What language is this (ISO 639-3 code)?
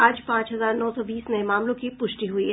hin